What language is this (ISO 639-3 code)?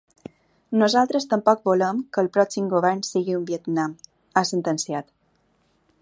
cat